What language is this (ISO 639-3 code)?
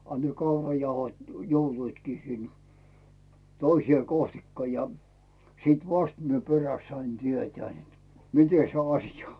fin